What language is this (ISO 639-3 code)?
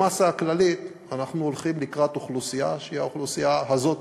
heb